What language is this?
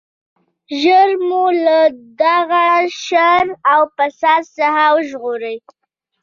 Pashto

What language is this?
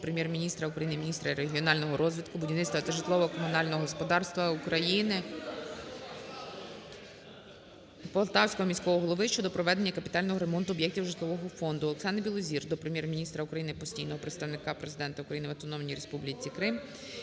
Ukrainian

